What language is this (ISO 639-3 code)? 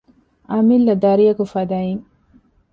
div